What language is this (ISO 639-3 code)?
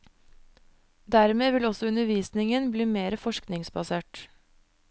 nor